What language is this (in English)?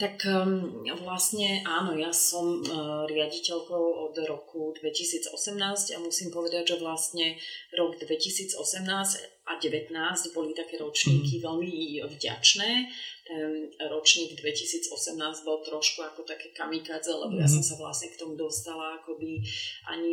Slovak